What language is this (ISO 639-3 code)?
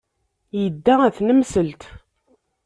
kab